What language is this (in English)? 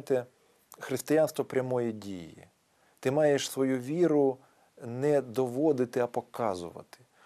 Ukrainian